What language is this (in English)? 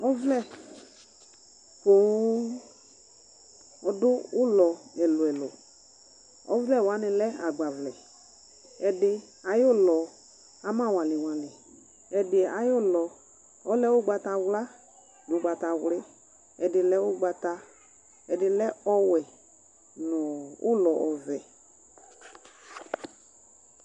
Ikposo